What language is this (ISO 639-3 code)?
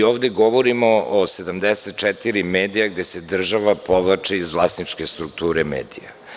srp